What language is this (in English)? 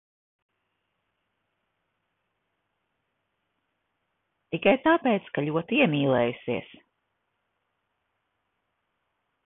Latvian